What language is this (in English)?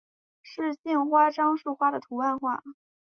Chinese